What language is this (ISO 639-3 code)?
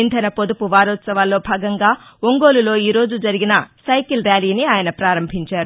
tel